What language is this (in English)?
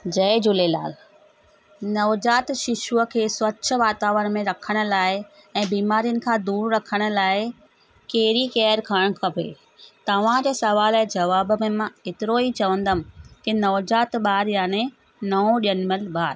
Sindhi